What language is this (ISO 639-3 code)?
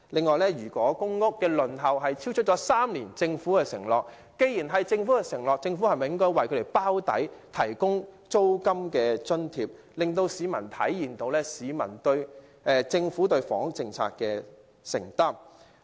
yue